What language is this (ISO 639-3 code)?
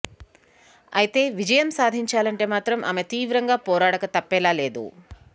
tel